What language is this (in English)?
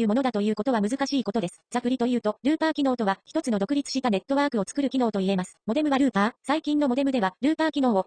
Japanese